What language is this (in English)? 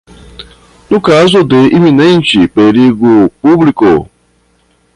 Portuguese